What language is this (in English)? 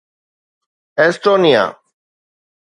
Sindhi